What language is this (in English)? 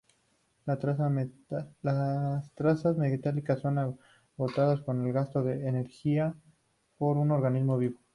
Spanish